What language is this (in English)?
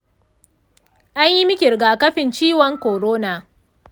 Hausa